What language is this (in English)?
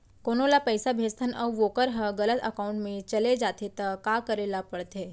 Chhattisgarhi